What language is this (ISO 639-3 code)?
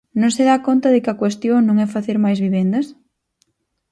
glg